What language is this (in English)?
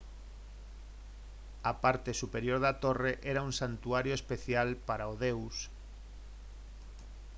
Galician